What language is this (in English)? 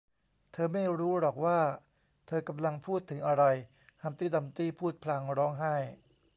Thai